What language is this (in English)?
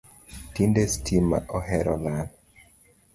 Luo (Kenya and Tanzania)